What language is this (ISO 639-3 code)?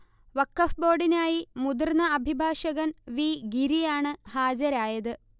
mal